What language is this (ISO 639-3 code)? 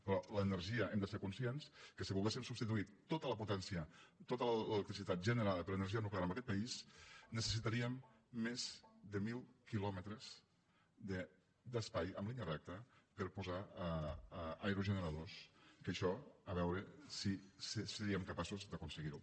cat